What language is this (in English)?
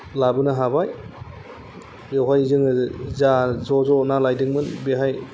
Bodo